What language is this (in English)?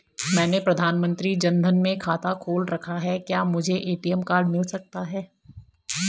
Hindi